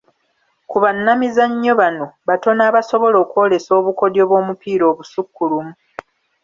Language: Ganda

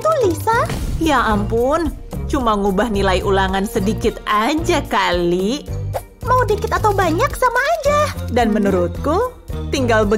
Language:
Indonesian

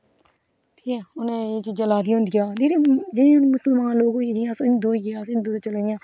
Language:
Dogri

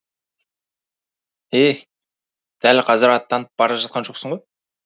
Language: Kazakh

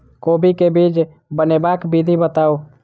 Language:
Maithili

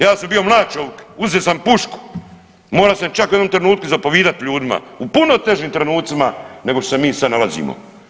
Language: Croatian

